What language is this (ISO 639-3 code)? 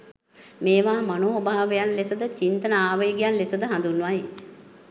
sin